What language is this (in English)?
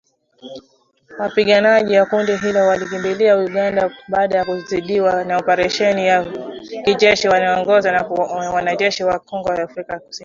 Swahili